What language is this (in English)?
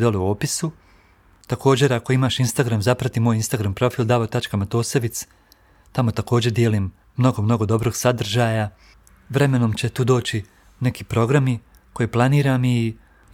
Croatian